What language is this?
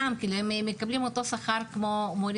Hebrew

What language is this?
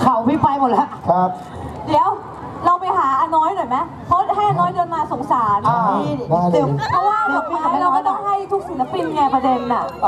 Thai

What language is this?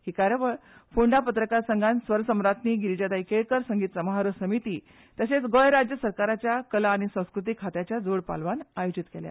Konkani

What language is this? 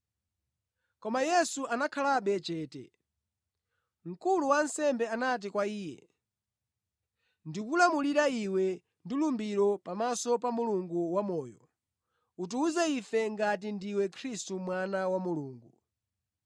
Nyanja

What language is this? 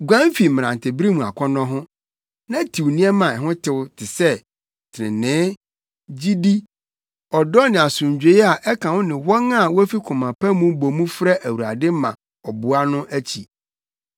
Akan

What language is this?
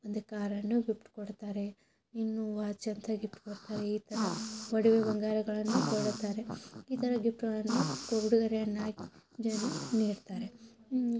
Kannada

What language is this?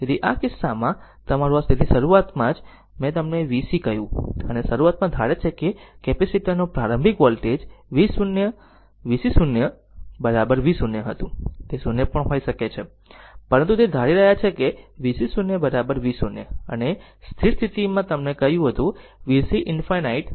Gujarati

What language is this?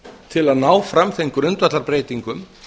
Icelandic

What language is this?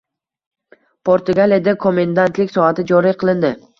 Uzbek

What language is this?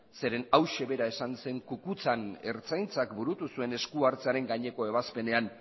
Basque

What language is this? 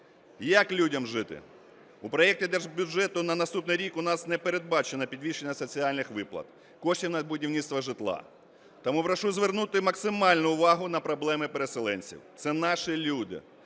Ukrainian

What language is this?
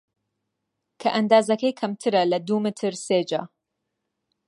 Central Kurdish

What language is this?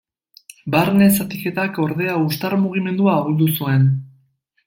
Basque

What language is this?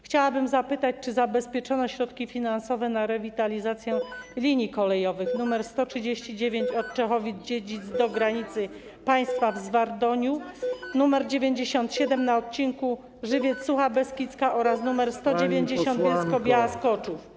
Polish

